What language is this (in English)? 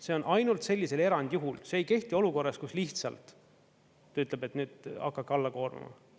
Estonian